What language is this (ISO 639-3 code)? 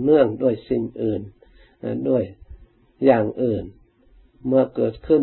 tha